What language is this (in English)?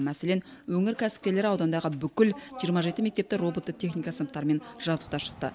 Kazakh